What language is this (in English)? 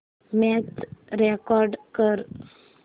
Marathi